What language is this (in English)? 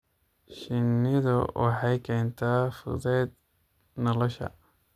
Somali